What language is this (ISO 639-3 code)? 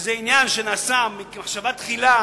heb